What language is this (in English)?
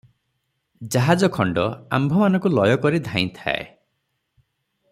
Odia